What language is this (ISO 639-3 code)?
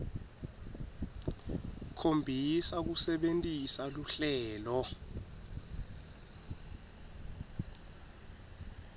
ssw